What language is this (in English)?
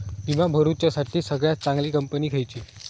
Marathi